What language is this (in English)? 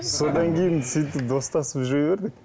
Kazakh